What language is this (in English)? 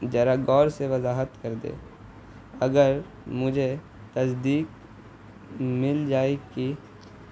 Urdu